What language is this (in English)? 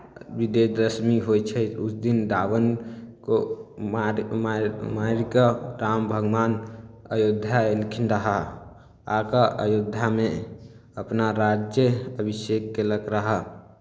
Maithili